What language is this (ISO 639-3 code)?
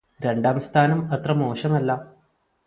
mal